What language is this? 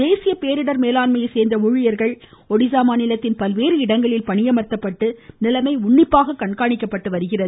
Tamil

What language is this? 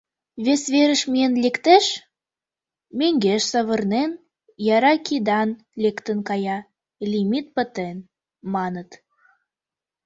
Mari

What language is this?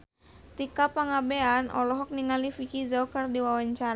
Sundanese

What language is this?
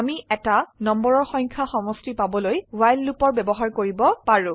Assamese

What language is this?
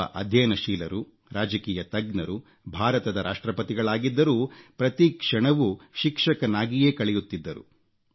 Kannada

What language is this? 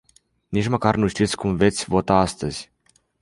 Romanian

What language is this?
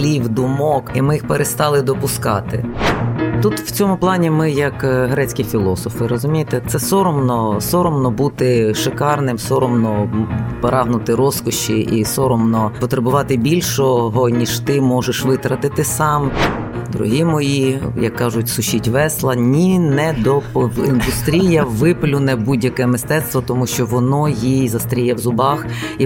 Ukrainian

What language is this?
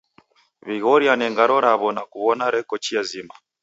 Taita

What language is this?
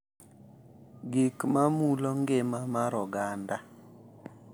Luo (Kenya and Tanzania)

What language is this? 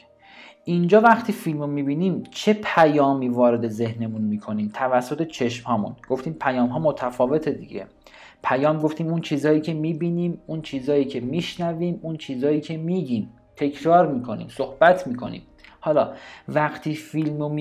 Persian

